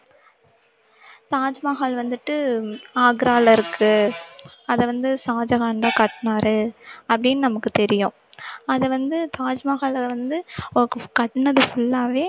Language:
Tamil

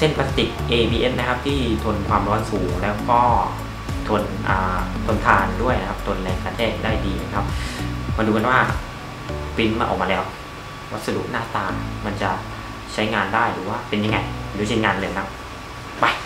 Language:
Thai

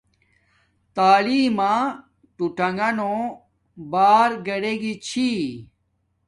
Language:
Domaaki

